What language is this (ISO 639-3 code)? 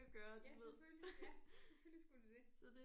dan